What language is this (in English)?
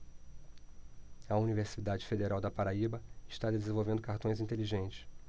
Portuguese